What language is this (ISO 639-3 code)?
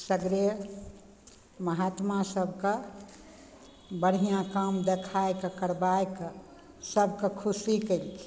mai